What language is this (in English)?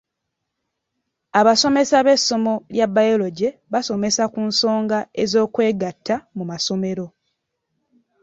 Ganda